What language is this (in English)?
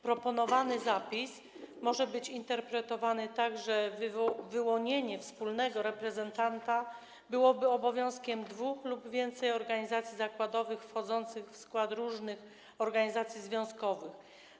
Polish